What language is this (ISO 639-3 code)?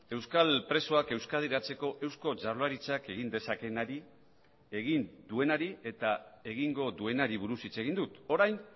eus